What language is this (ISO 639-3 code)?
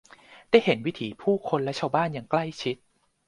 tha